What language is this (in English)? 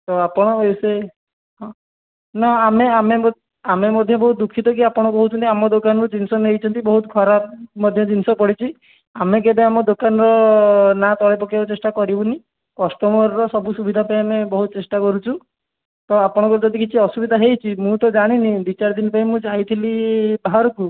Odia